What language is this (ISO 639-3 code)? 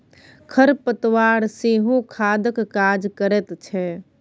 mai